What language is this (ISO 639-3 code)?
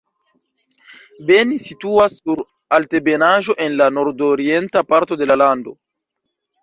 epo